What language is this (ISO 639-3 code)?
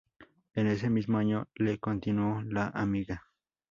spa